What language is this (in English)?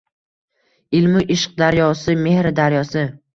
Uzbek